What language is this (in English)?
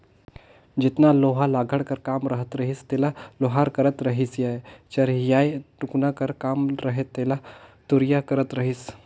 Chhattisgarhi